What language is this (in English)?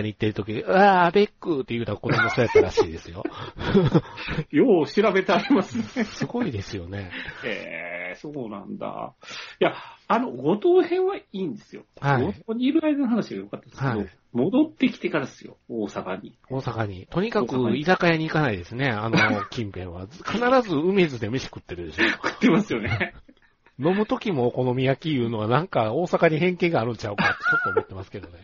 Japanese